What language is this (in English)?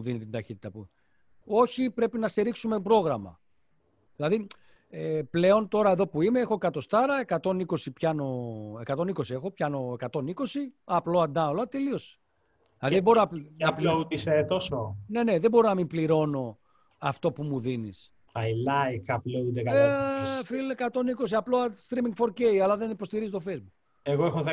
Greek